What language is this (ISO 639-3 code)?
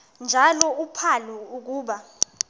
xho